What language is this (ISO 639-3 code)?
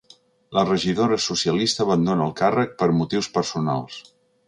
cat